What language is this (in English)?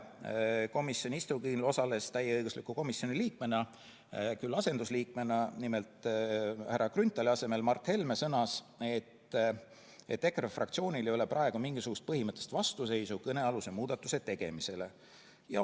Estonian